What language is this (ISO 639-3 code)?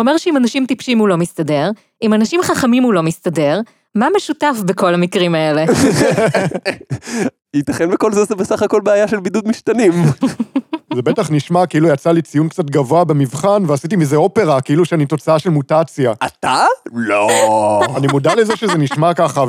heb